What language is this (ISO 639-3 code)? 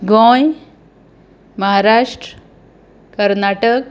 kok